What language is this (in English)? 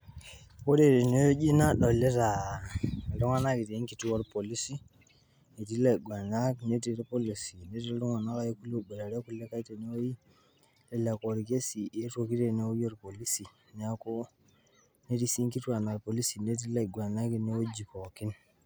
Masai